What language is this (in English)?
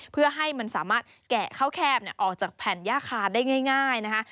Thai